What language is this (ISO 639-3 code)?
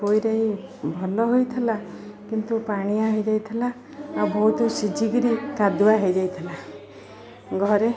ori